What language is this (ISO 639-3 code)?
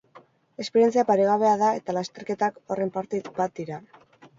eus